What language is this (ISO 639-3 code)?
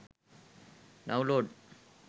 sin